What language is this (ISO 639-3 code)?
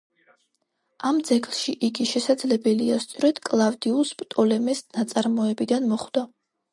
kat